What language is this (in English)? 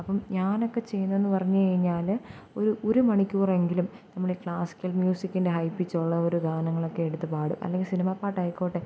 Malayalam